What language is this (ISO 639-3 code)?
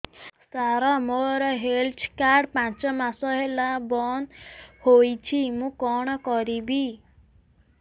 ori